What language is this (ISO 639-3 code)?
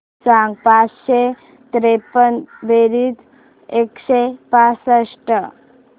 mar